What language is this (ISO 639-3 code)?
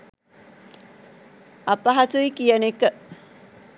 sin